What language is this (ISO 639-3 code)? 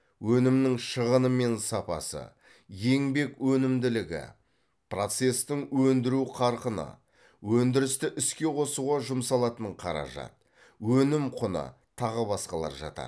kaz